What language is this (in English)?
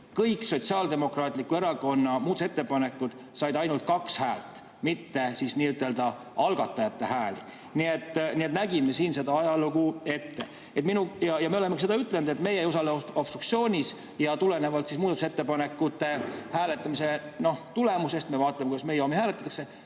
Estonian